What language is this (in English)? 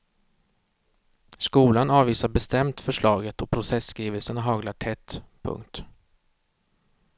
Swedish